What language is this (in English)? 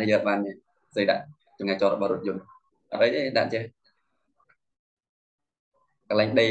Vietnamese